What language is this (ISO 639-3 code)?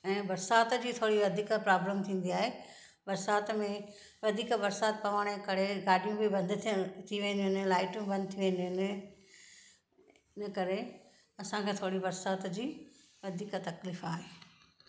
snd